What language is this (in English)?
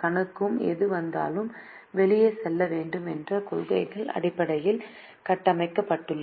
Tamil